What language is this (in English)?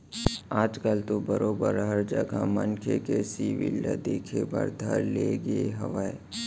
Chhattisgarhi